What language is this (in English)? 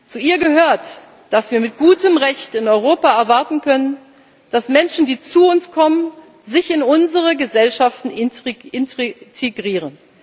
German